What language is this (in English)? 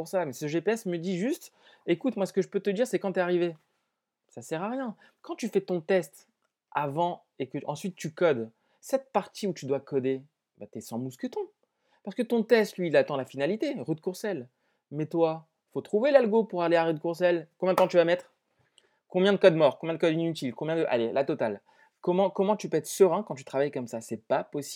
French